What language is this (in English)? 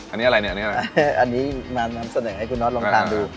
Thai